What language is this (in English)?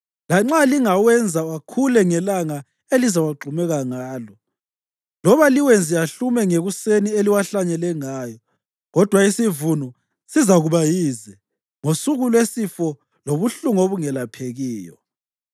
North Ndebele